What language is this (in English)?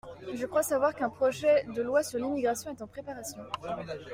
French